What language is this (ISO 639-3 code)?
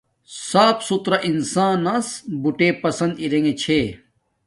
dmk